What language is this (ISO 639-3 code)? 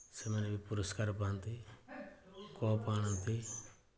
ori